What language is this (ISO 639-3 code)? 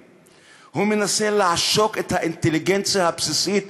heb